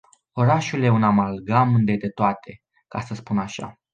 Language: Romanian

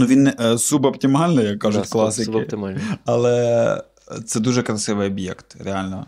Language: Ukrainian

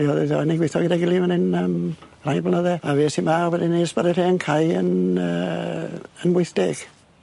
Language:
Welsh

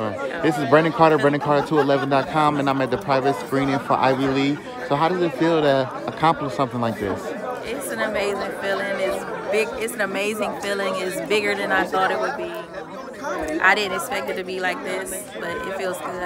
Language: English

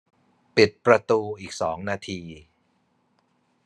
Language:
Thai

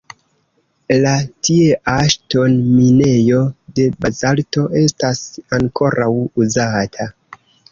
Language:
Esperanto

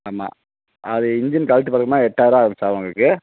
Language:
Tamil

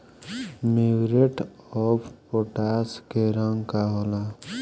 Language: Bhojpuri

